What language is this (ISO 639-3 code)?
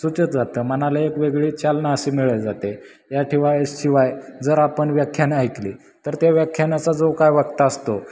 mar